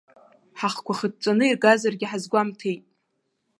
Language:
Abkhazian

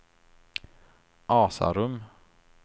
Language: Swedish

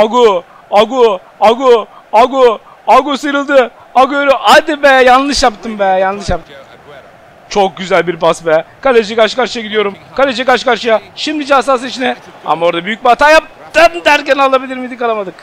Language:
Turkish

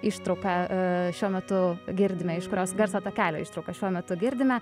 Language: Lithuanian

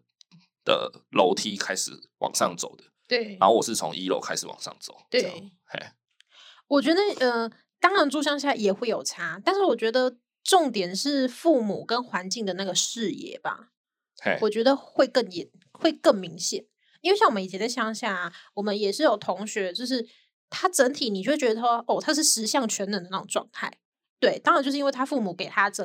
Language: Chinese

